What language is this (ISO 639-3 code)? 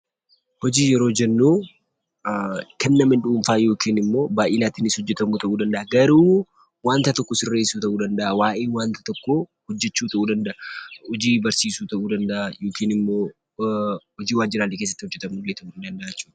orm